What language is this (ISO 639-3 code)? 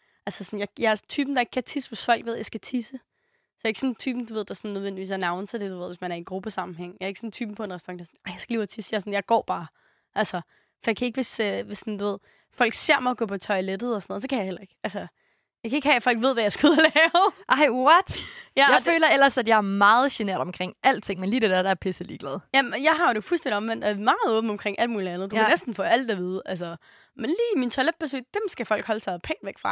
dan